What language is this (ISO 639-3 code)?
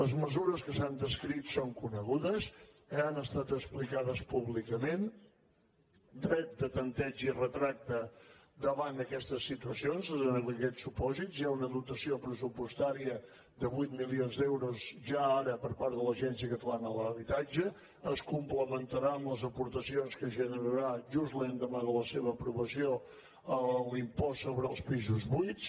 cat